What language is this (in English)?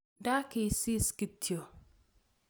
Kalenjin